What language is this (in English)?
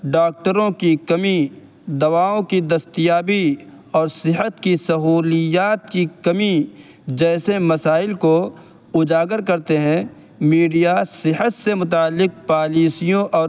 Urdu